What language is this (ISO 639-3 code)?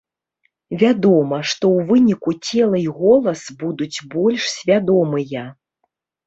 bel